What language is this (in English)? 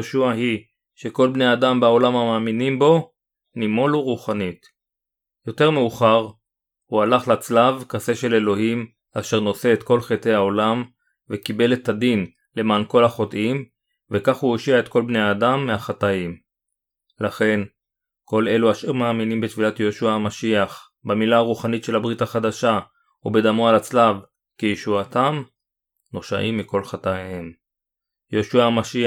Hebrew